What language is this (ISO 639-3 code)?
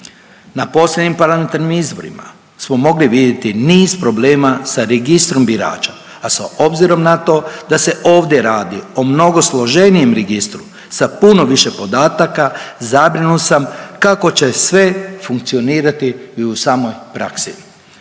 hrv